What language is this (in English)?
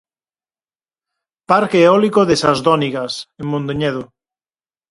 Galician